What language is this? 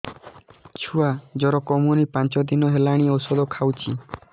Odia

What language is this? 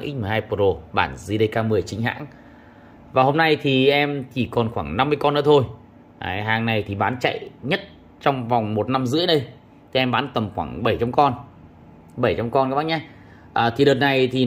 Vietnamese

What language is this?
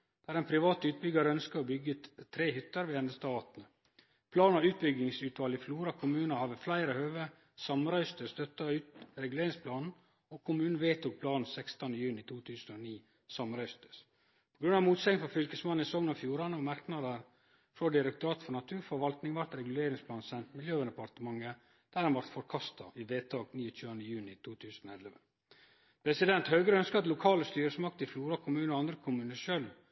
Norwegian Nynorsk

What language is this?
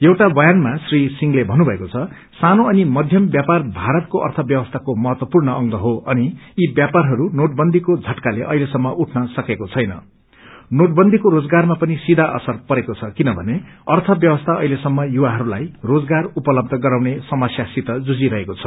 Nepali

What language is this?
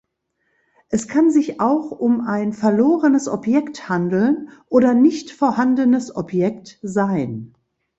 German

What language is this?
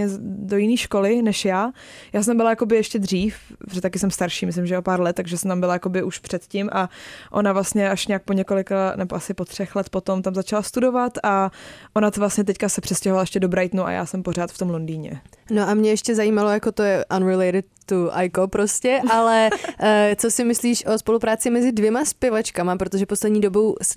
Czech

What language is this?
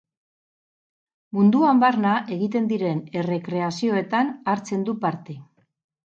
Basque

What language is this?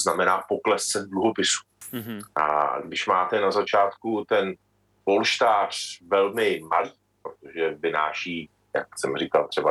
Czech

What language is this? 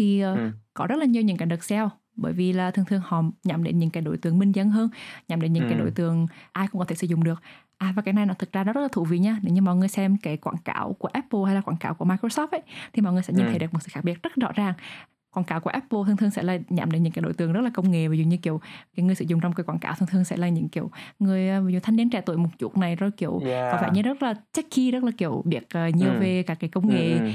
Vietnamese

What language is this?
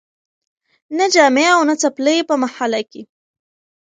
Pashto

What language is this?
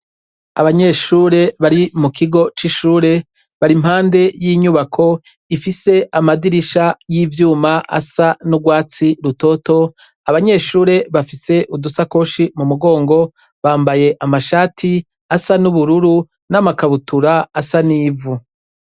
Rundi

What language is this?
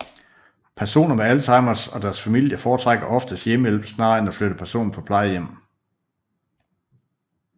Danish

